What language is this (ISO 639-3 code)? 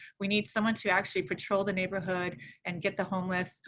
eng